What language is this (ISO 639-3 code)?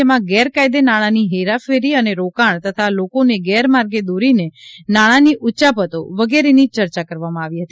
guj